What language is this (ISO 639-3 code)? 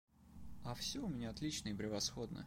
rus